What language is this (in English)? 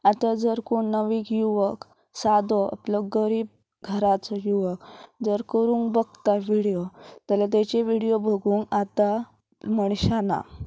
Konkani